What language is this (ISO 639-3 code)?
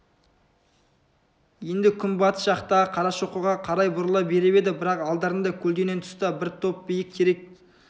kaz